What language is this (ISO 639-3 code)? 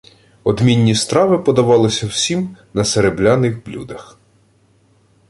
ukr